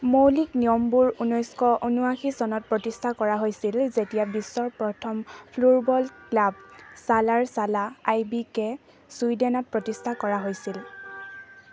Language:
Assamese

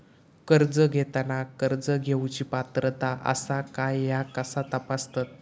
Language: Marathi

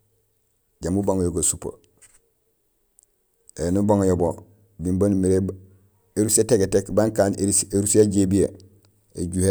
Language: Gusilay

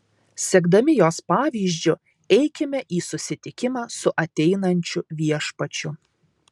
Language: Lithuanian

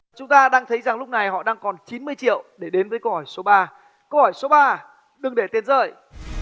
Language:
Vietnamese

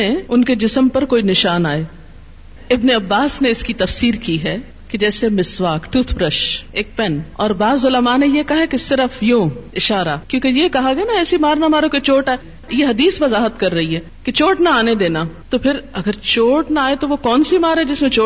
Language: Urdu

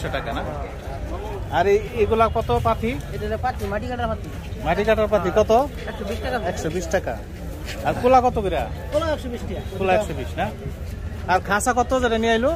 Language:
Arabic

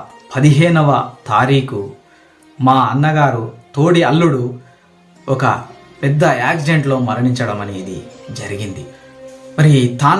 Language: Telugu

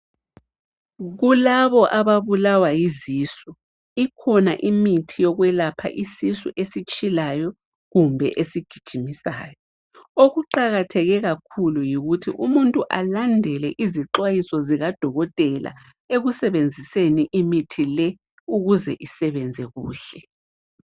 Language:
North Ndebele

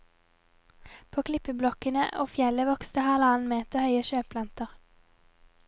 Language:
Norwegian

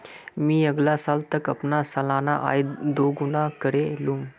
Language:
Magahi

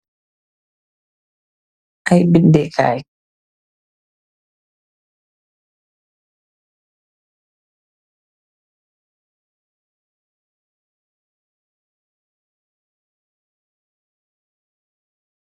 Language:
Wolof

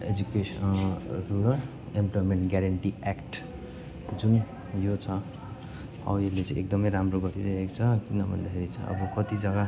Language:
Nepali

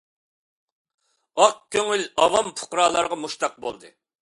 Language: Uyghur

